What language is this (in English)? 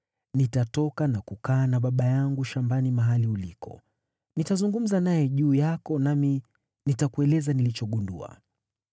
Swahili